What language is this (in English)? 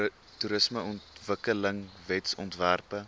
Afrikaans